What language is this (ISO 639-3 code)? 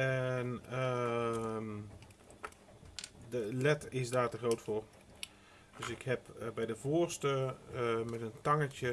nld